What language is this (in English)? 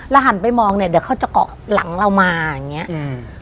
Thai